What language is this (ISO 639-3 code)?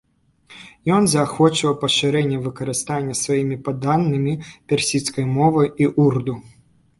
bel